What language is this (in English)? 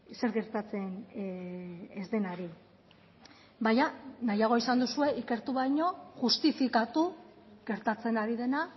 Basque